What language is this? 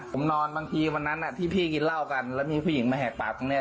Thai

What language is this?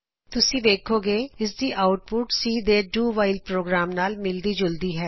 Punjabi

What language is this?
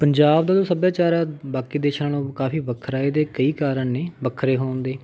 Punjabi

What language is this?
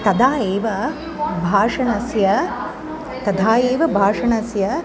Sanskrit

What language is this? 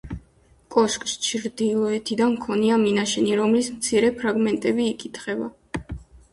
Georgian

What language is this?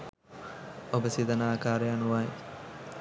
Sinhala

